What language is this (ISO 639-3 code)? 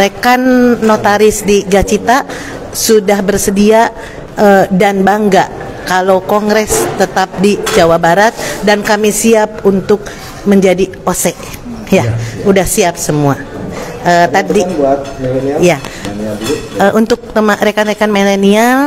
ind